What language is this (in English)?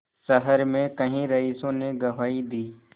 Hindi